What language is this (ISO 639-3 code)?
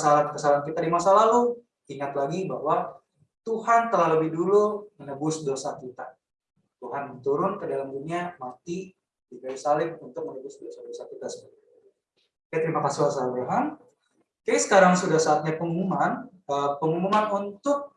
ind